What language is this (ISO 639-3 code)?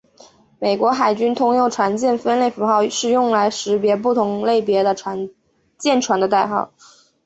zho